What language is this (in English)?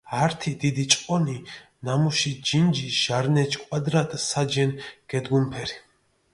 Mingrelian